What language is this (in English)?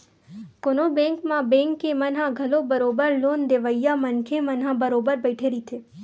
Chhattisgarhi